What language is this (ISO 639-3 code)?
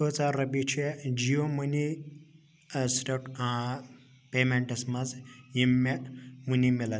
kas